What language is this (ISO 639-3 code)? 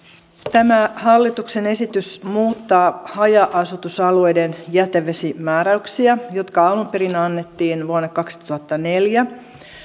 fin